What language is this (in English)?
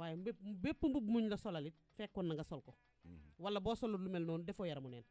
Indonesian